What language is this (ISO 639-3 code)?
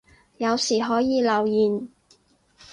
yue